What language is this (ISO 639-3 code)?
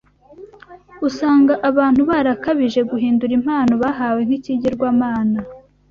kin